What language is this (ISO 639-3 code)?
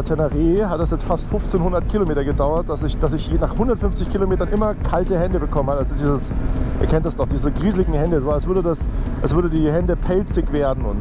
deu